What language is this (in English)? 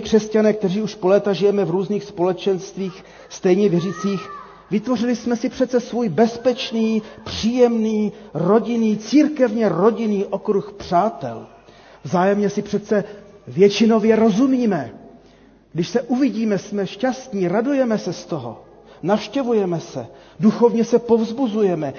Czech